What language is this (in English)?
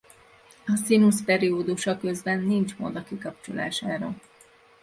Hungarian